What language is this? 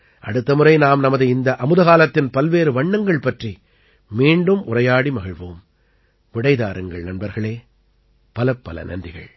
Tamil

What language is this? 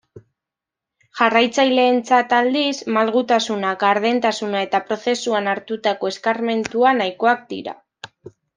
Basque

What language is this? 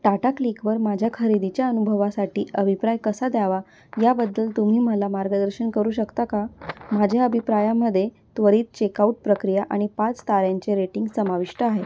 Marathi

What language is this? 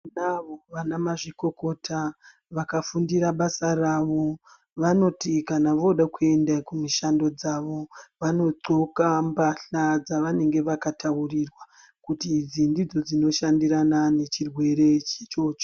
Ndau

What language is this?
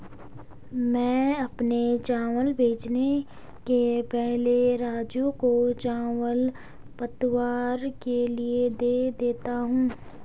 Hindi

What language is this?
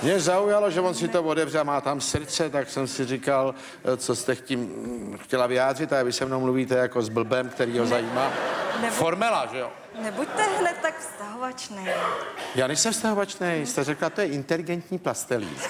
Czech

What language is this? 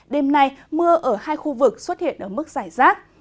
Vietnamese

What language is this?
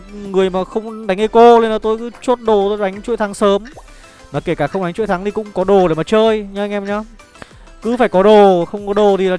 Vietnamese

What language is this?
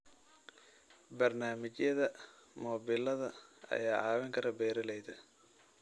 Somali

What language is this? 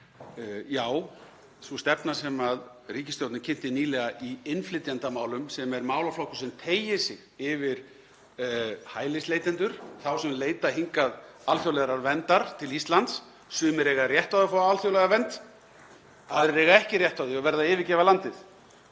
Icelandic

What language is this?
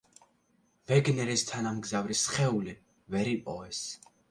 Georgian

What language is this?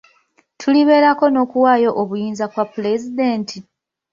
Ganda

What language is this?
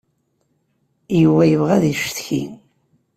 Kabyle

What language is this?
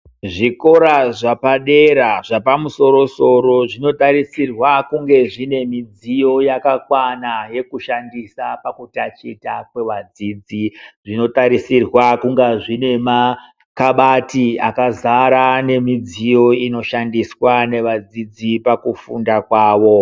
Ndau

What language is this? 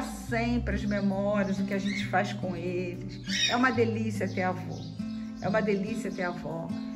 Portuguese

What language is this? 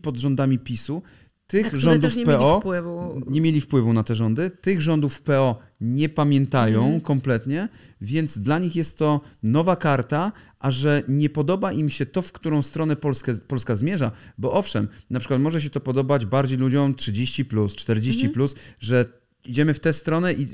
Polish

